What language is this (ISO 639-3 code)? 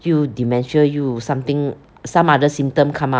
eng